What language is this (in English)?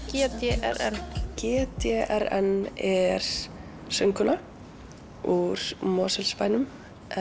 Icelandic